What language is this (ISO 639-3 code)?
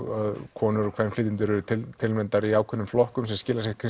isl